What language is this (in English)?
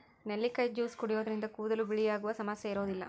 Kannada